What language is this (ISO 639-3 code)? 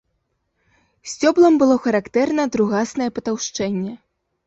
bel